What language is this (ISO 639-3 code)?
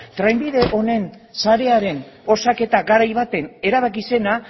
eus